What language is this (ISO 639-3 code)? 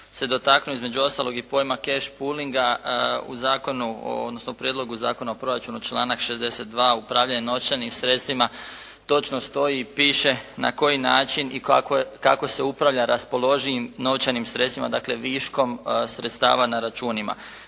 hrv